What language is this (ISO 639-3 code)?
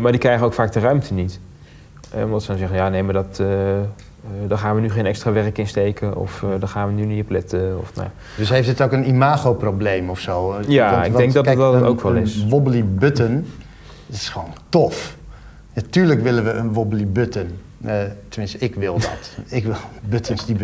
nld